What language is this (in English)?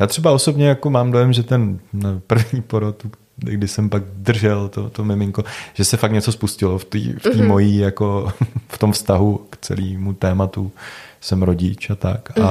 Czech